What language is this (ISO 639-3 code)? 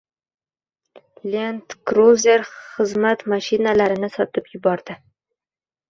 uzb